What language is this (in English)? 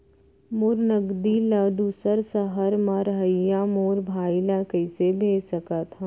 Chhattisgarhi